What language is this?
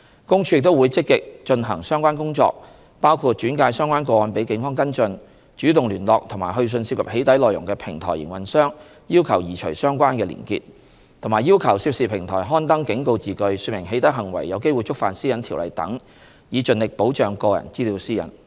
Cantonese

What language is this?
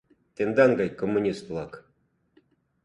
Mari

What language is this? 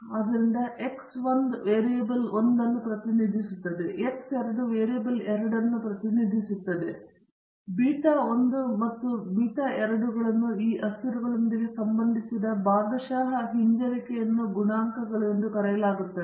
Kannada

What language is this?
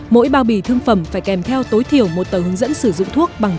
Vietnamese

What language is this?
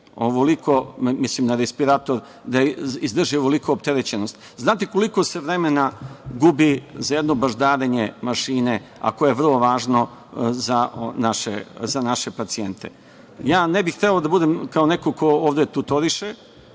Serbian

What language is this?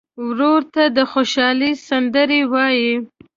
Pashto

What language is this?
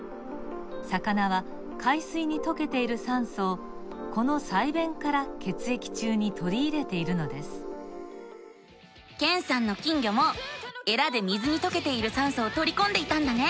Japanese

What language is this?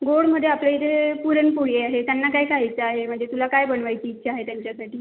Marathi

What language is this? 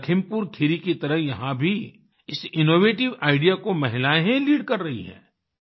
Hindi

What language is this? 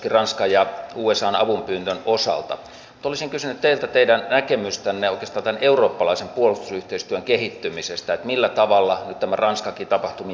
Finnish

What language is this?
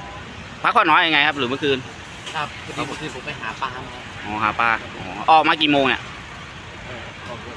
Thai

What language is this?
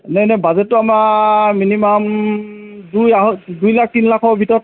Assamese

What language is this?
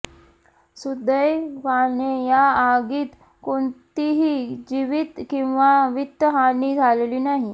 Marathi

